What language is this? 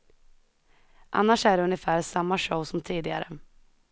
Swedish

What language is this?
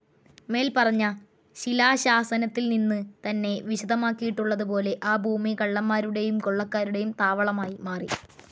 Malayalam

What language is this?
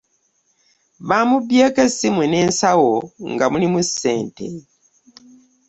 Ganda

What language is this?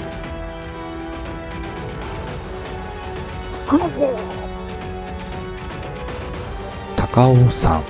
Japanese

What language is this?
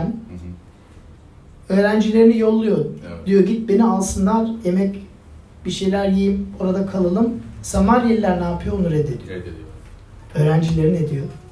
Turkish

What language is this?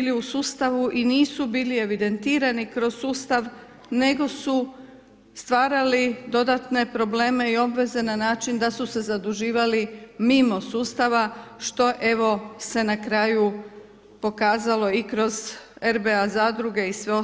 Croatian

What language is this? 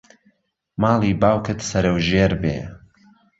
Central Kurdish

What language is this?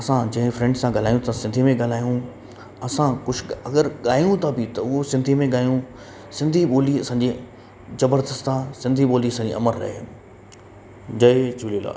Sindhi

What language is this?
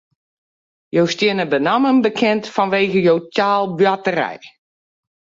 Western Frisian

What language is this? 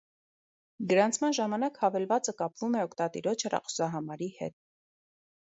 Armenian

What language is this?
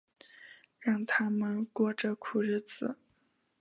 Chinese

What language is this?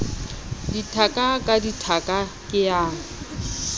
Southern Sotho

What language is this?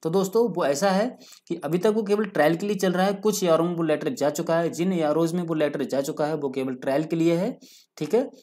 Hindi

